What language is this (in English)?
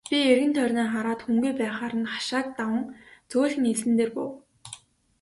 Mongolian